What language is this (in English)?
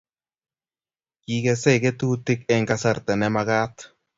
Kalenjin